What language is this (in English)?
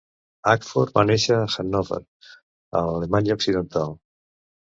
Catalan